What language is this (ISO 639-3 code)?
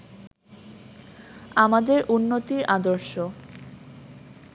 ben